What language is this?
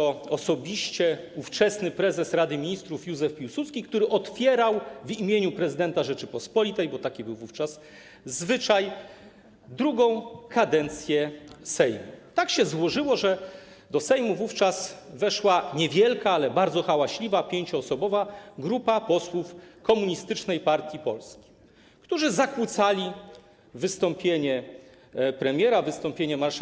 Polish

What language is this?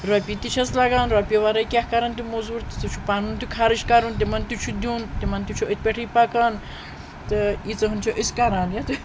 Kashmiri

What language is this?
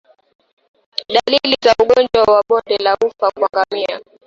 Swahili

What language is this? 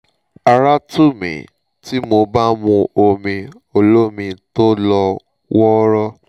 Yoruba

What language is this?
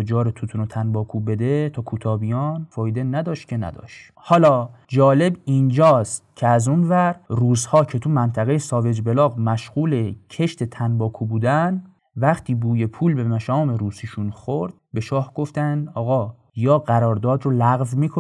Persian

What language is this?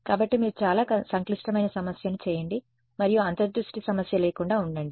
Telugu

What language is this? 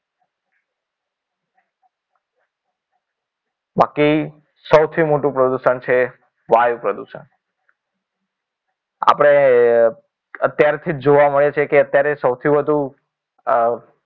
Gujarati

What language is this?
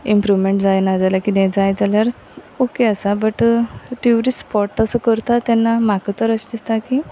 Konkani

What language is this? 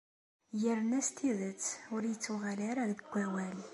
Kabyle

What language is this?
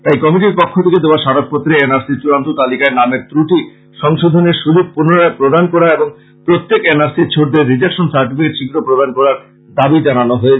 Bangla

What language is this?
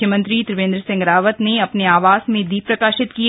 Hindi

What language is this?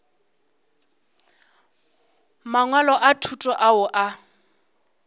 Northern Sotho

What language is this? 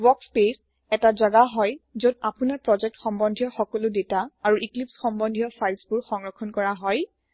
Assamese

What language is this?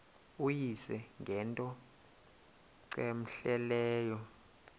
Xhosa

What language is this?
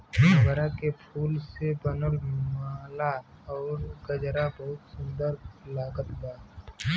Bhojpuri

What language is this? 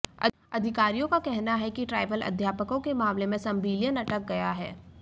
Hindi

